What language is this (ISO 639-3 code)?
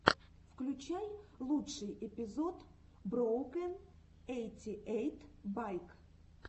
rus